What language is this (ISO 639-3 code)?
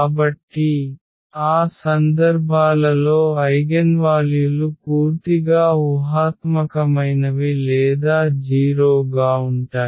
tel